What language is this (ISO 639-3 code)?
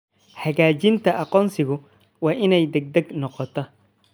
som